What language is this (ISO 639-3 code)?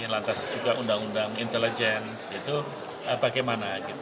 ind